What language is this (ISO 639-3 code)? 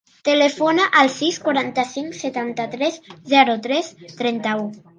cat